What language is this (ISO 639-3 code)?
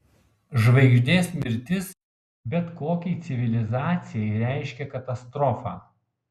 lit